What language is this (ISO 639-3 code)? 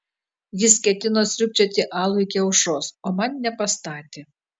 lit